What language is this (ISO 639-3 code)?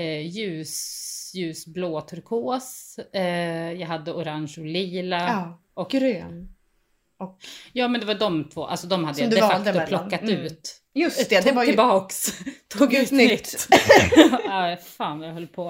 swe